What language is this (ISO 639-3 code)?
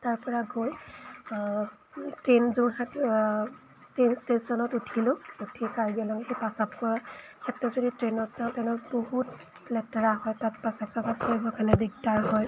asm